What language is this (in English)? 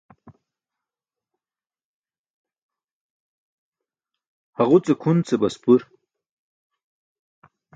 Burushaski